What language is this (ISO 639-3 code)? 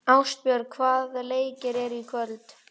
isl